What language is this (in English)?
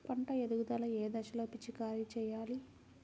Telugu